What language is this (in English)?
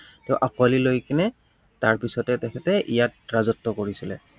Assamese